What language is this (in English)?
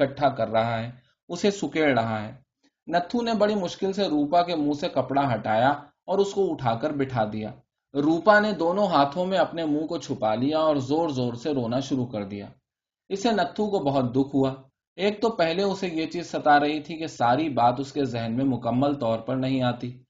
Urdu